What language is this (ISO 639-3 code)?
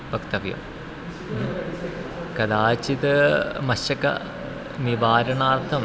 san